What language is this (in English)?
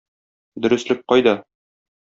Tatar